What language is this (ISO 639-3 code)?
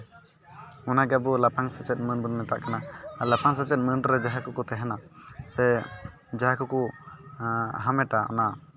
sat